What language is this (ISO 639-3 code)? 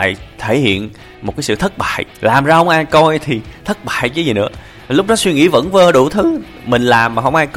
vie